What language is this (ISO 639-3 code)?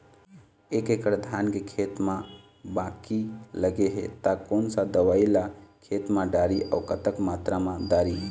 hne